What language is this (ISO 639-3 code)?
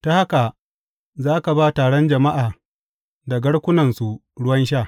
hau